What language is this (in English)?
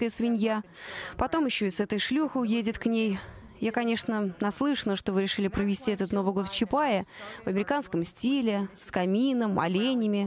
Russian